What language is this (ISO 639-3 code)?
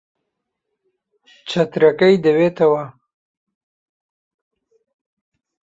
ckb